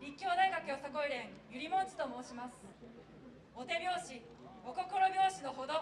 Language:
Japanese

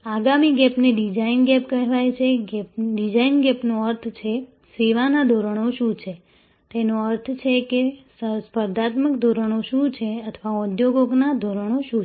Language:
Gujarati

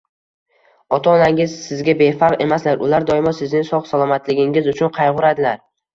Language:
Uzbek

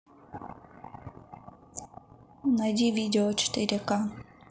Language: Russian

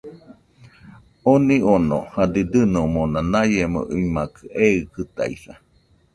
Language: Nüpode Huitoto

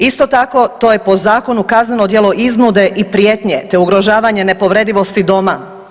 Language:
Croatian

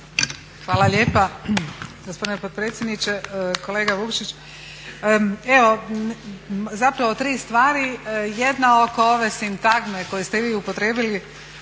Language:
Croatian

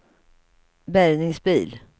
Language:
Swedish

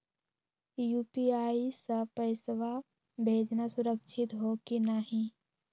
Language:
Magahi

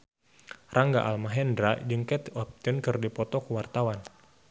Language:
Sundanese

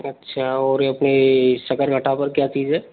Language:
Hindi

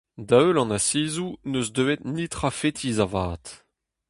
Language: Breton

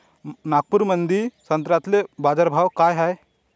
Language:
Marathi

